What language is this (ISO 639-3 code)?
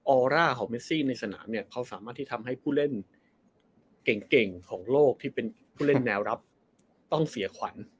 tha